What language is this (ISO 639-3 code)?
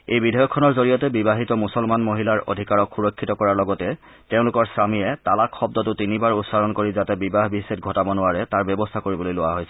asm